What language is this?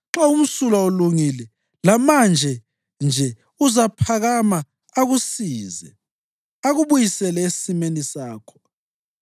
North Ndebele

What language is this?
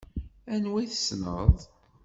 Kabyle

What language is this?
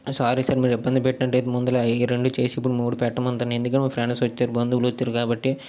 Telugu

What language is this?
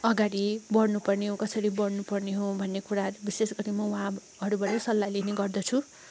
Nepali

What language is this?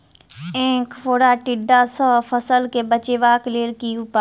Maithili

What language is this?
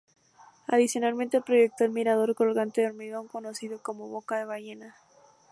Spanish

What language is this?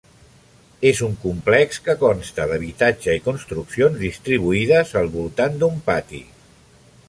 Catalan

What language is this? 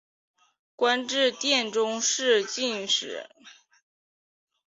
Chinese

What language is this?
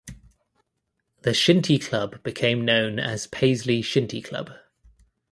English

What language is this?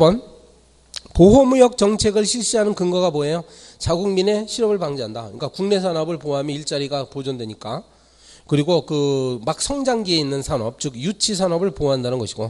Korean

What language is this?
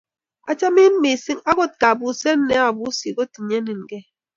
Kalenjin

